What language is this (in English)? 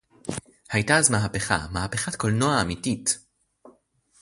Hebrew